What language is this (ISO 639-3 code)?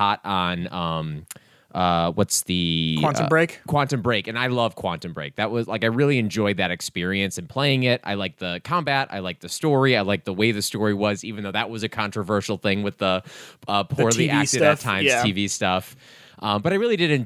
eng